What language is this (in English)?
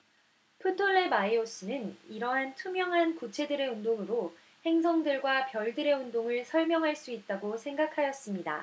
Korean